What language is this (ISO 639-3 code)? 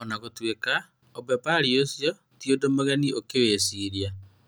kik